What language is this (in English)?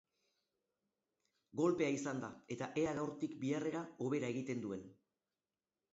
Basque